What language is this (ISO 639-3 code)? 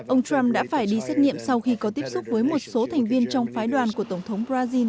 vie